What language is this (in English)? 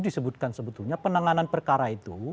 Indonesian